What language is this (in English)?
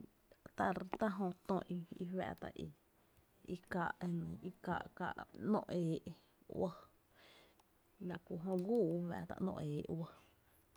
Tepinapa Chinantec